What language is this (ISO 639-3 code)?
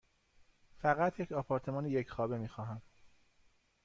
fas